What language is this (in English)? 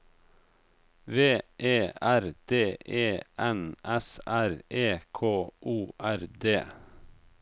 Norwegian